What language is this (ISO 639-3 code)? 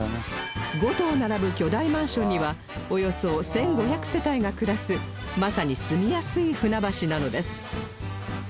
jpn